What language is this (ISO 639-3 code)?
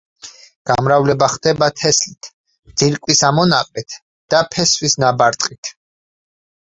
kat